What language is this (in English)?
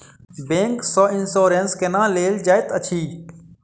Maithili